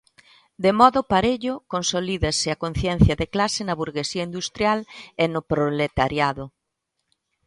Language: Galician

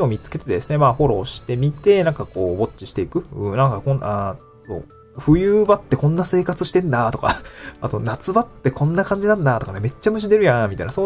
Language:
Japanese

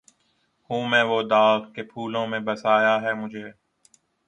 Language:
Urdu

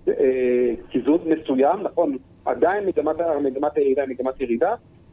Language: Hebrew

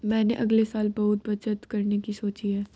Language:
Hindi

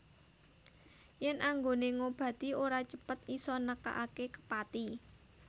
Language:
Javanese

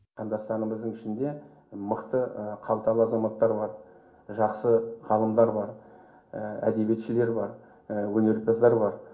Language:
Kazakh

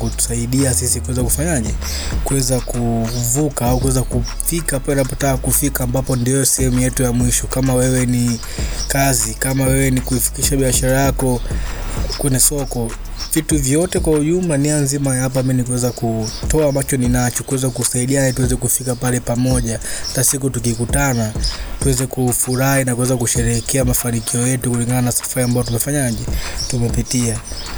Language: Swahili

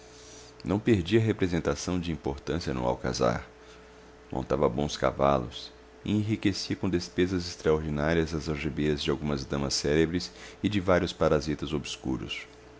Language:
Portuguese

